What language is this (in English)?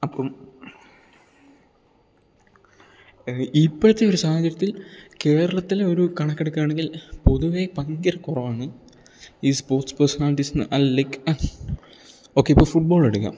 Malayalam